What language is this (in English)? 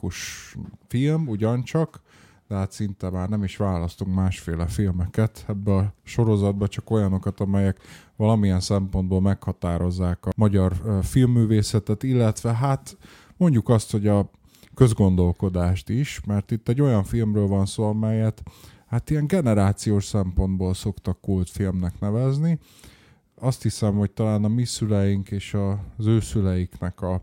Hungarian